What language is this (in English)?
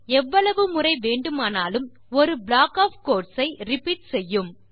Tamil